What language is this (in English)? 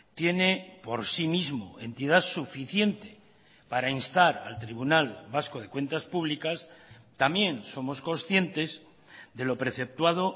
Spanish